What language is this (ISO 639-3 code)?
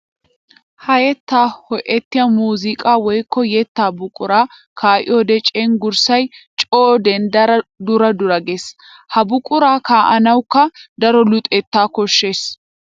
wal